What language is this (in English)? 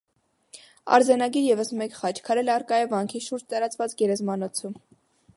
Armenian